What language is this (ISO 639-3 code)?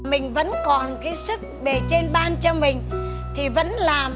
vie